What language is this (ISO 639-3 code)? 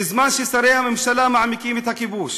heb